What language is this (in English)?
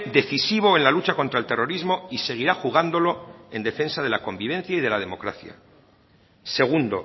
Spanish